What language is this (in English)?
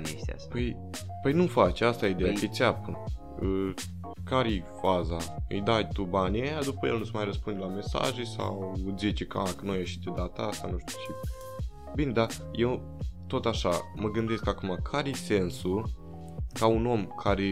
Romanian